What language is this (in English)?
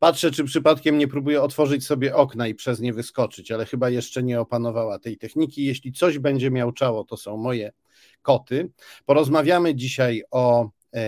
Polish